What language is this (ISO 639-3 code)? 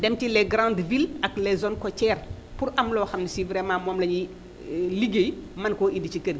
wol